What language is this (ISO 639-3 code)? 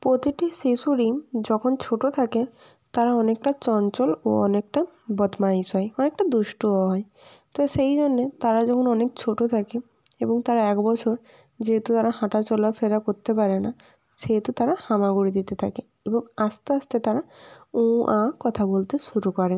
ben